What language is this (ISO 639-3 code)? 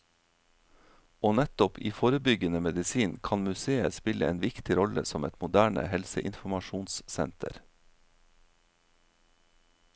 nor